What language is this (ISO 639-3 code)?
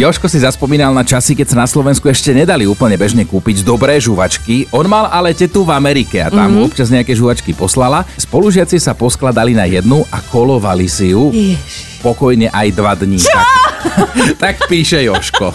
slk